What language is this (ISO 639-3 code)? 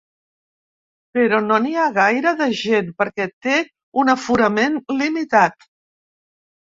cat